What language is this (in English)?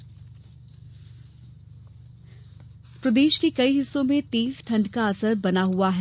Hindi